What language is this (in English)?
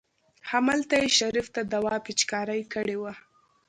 Pashto